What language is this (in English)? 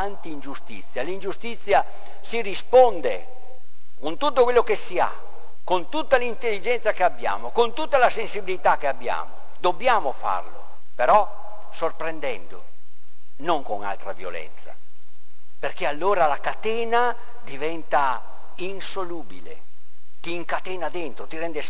Italian